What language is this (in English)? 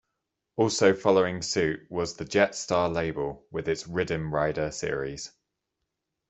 English